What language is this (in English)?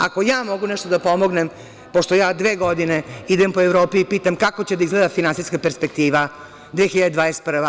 Serbian